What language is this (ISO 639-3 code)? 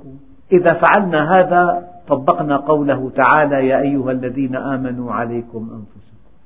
ara